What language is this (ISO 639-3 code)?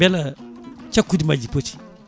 ful